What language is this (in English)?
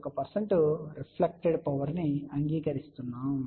Telugu